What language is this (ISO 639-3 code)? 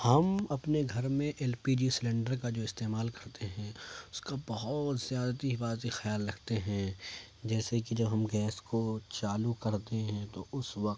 urd